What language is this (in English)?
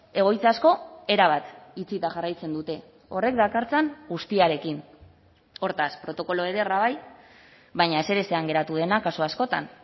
Basque